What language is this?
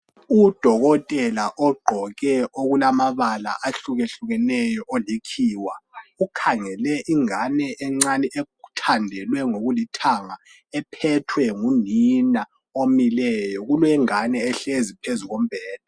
North Ndebele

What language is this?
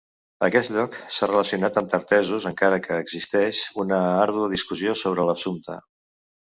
Catalan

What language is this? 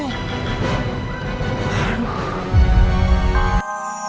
Indonesian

